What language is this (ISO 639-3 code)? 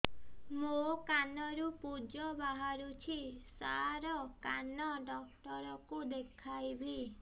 ori